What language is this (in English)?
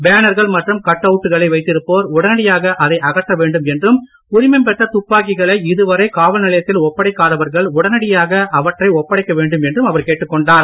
Tamil